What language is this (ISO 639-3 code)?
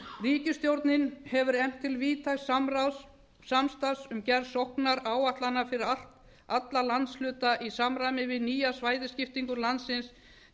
isl